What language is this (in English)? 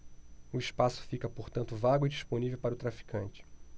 Portuguese